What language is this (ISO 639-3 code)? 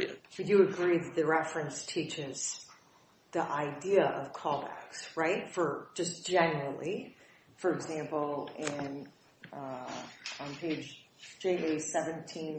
eng